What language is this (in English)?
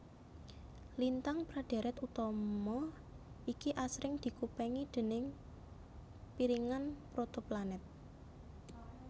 Javanese